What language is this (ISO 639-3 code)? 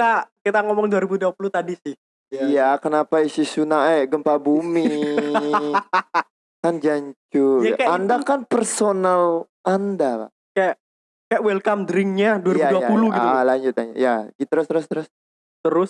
ind